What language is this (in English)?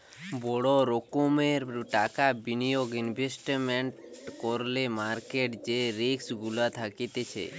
Bangla